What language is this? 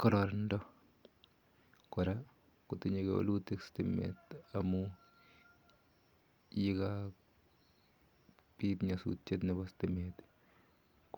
Kalenjin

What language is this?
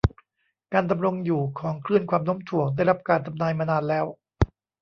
Thai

